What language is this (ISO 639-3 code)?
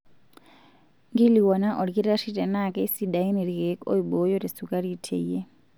mas